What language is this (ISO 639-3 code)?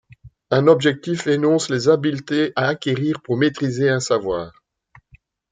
fra